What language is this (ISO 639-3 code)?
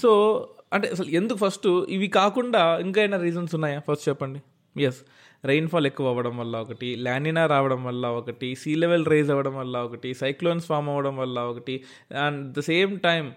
tel